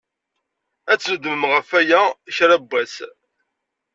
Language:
Kabyle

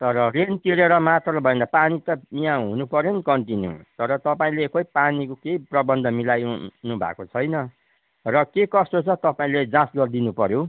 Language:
Nepali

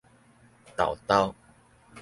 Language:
Min Nan Chinese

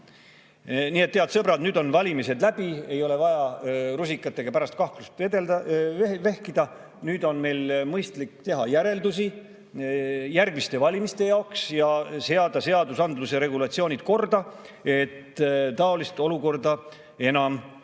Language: Estonian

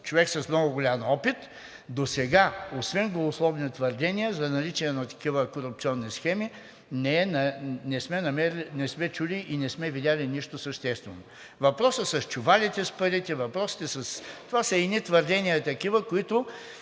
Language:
Bulgarian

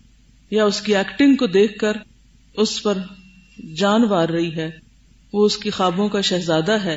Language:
Urdu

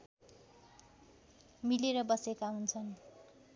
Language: Nepali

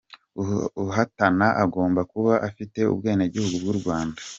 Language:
Kinyarwanda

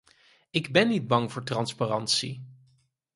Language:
Dutch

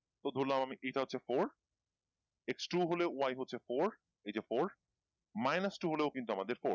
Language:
Bangla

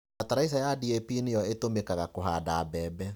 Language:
Kikuyu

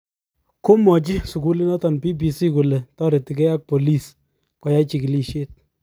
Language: Kalenjin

